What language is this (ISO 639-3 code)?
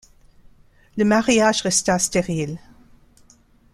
fra